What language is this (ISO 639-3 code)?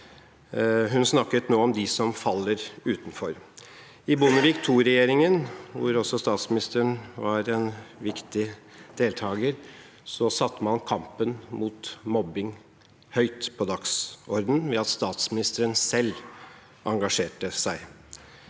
nor